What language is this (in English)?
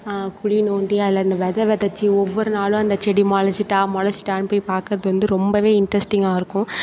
Tamil